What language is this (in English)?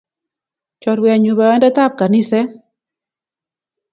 Kalenjin